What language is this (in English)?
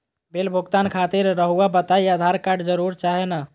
Magahi